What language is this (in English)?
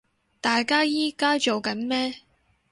Cantonese